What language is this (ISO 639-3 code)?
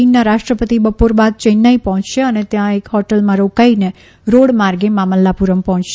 guj